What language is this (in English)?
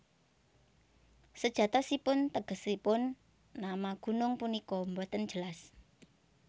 Javanese